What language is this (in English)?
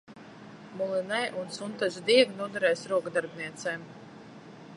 Latvian